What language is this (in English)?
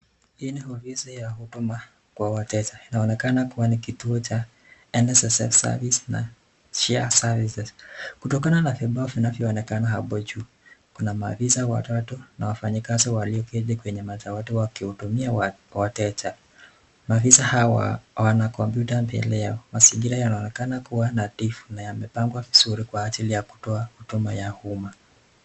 Swahili